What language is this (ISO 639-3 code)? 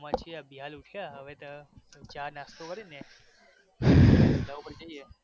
guj